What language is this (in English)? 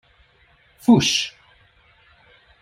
Hungarian